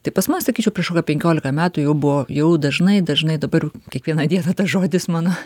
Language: Lithuanian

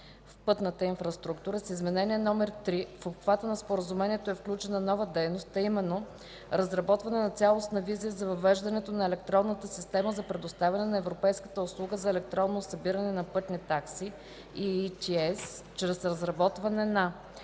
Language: Bulgarian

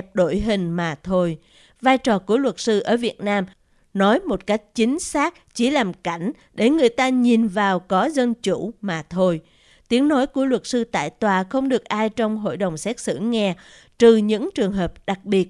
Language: Vietnamese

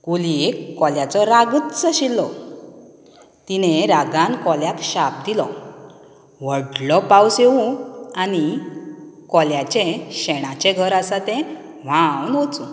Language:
Konkani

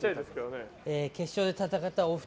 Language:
Japanese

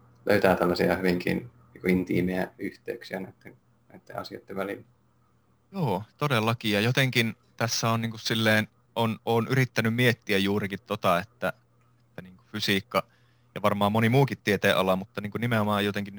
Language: Finnish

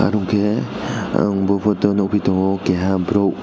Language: Kok Borok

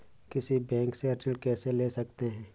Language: Hindi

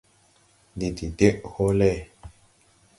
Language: Tupuri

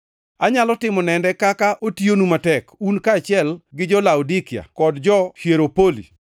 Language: Luo (Kenya and Tanzania)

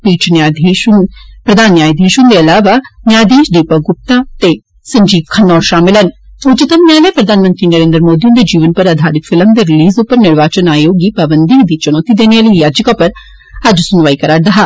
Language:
Dogri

